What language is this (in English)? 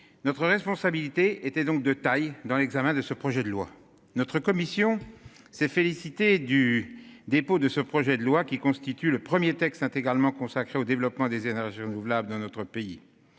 French